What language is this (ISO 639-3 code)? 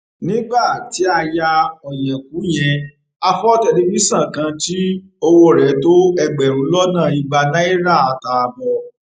yor